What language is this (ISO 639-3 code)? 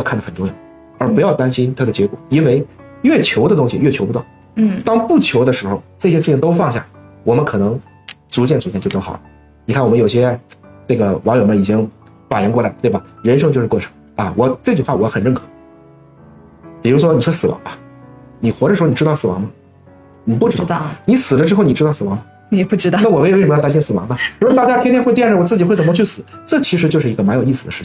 zho